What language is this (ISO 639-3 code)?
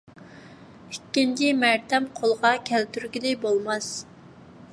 uig